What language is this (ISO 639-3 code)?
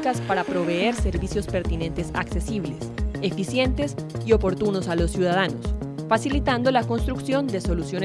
spa